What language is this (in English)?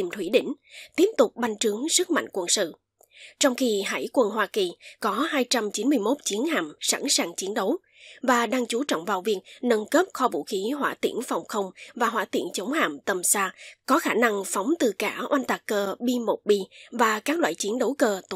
Vietnamese